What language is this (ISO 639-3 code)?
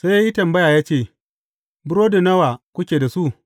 hau